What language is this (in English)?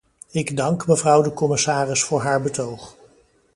Dutch